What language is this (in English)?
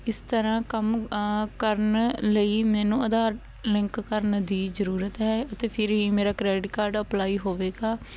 Punjabi